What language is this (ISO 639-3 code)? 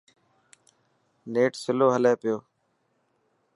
mki